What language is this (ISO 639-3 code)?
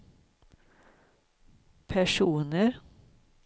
swe